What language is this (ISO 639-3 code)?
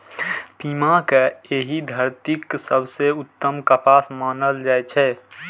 mai